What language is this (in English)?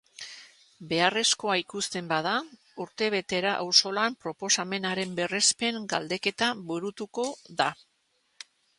Basque